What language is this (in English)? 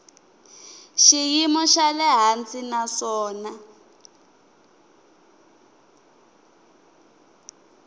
Tsonga